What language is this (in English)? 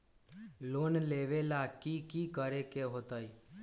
Magahi